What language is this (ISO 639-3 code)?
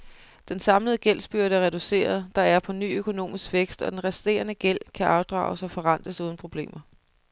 dan